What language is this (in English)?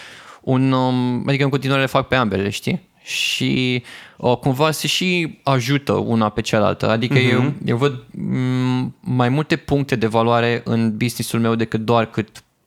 Romanian